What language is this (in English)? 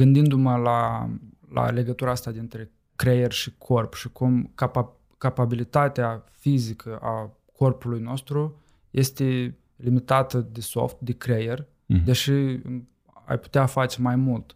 Romanian